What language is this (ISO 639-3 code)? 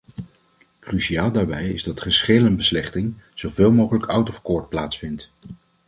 nld